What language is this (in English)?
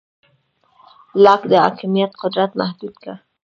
Pashto